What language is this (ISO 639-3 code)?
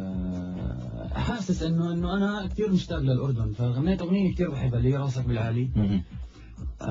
ara